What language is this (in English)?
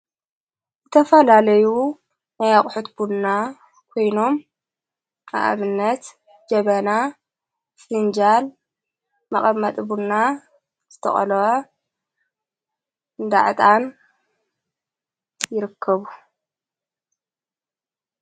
Tigrinya